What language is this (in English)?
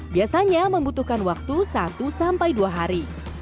Indonesian